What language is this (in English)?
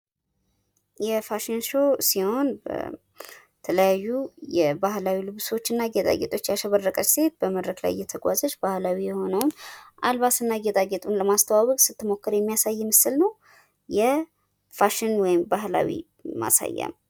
Amharic